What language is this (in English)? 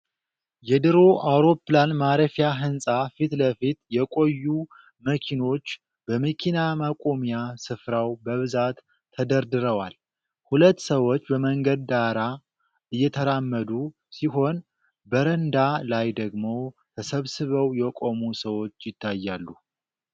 Amharic